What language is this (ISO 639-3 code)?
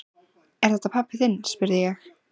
isl